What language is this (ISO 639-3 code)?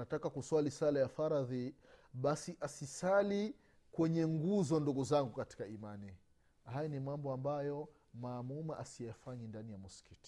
swa